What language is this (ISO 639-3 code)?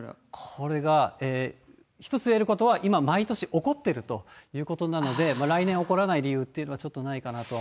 jpn